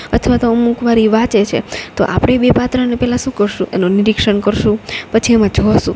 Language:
Gujarati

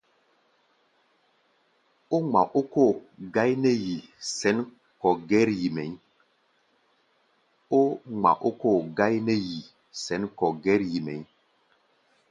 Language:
Gbaya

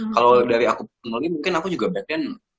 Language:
Indonesian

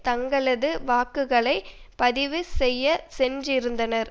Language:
Tamil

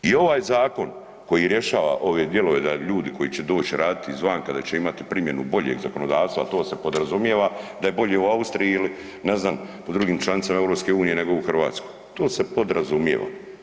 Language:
Croatian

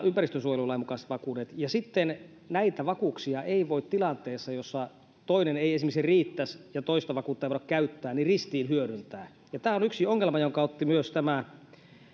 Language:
Finnish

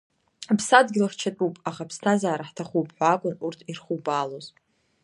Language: Abkhazian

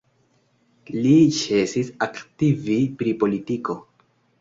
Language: Esperanto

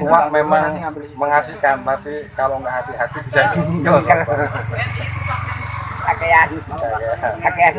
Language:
Indonesian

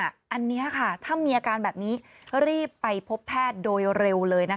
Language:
Thai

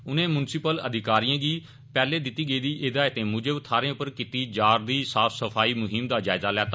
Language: Dogri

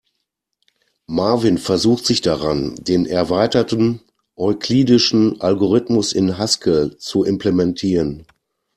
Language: German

